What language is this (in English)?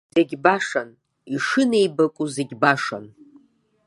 Abkhazian